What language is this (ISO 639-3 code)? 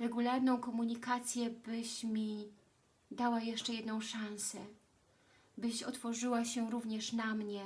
pol